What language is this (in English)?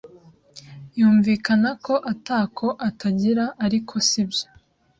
Kinyarwanda